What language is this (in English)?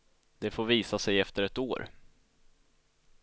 Swedish